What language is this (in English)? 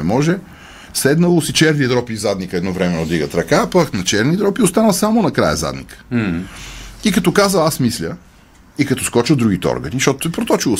Bulgarian